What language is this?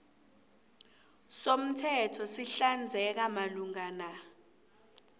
South Ndebele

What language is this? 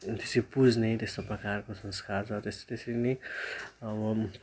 Nepali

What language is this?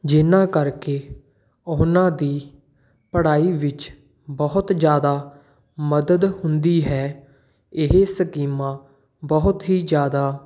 Punjabi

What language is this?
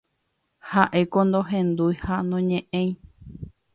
Guarani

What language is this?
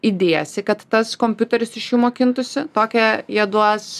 Lithuanian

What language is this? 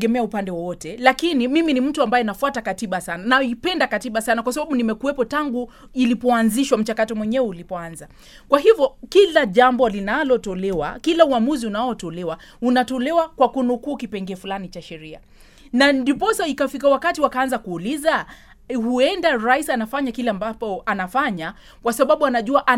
Swahili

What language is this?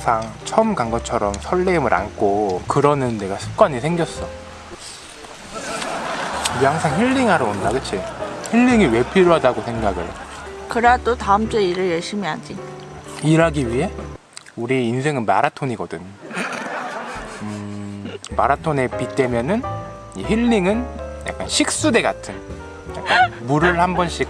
Korean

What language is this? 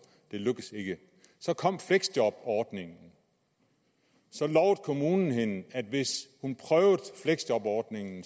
Danish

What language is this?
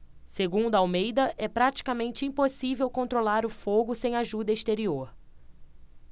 Portuguese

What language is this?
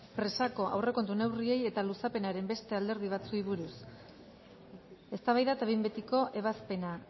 Basque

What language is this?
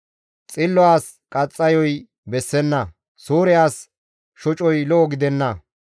Gamo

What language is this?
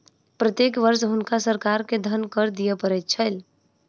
Maithili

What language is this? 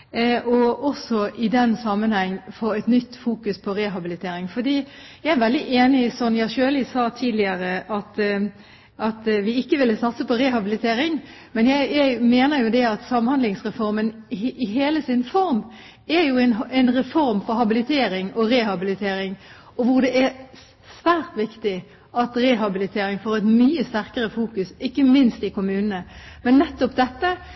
Norwegian Bokmål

